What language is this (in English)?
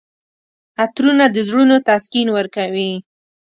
Pashto